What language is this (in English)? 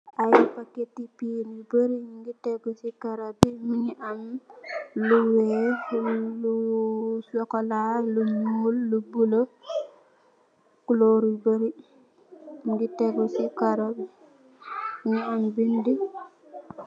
Wolof